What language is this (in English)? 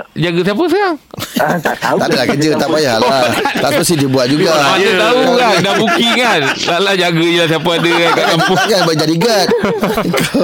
Malay